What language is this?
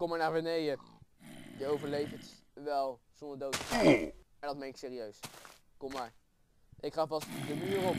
Dutch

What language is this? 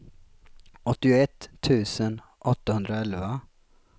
Swedish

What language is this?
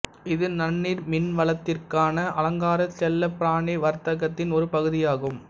Tamil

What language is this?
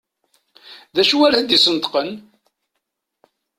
Kabyle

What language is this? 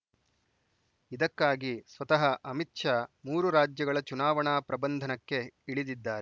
Kannada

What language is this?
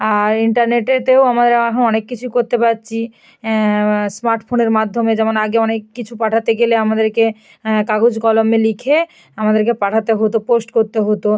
Bangla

